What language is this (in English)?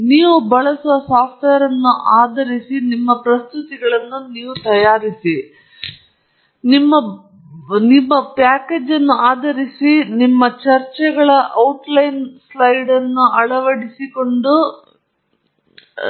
Kannada